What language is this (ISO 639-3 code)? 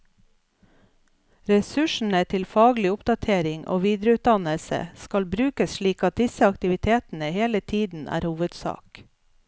nor